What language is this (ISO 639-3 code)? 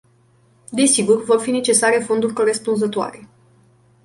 ron